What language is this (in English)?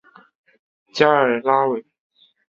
Chinese